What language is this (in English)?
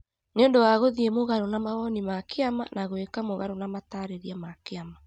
Kikuyu